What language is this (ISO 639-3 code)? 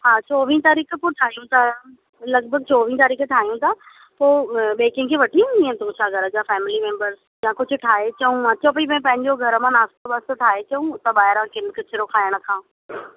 snd